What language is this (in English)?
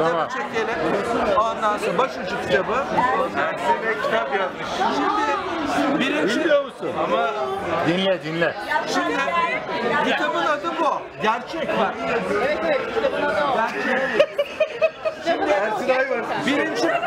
Turkish